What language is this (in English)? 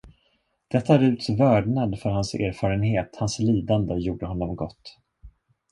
Swedish